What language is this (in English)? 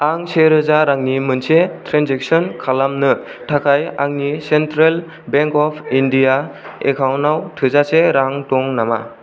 Bodo